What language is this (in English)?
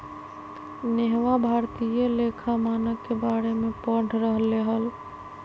Magahi